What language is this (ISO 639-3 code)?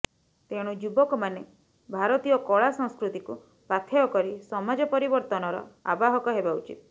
ori